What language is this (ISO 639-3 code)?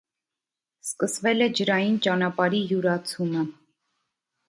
hye